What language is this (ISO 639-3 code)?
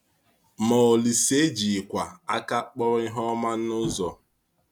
ibo